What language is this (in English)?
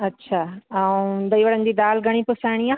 Sindhi